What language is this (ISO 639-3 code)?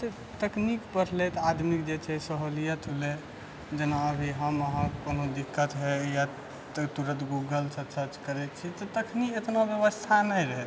mai